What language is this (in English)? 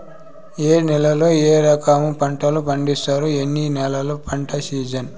Telugu